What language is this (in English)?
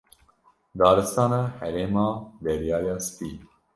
Kurdish